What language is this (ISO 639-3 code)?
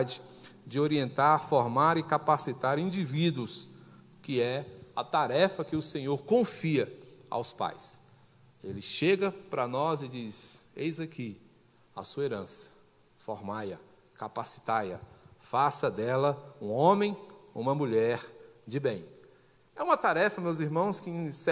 por